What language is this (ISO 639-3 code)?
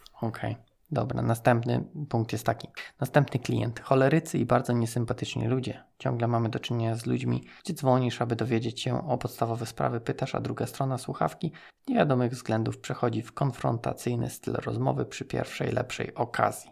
pol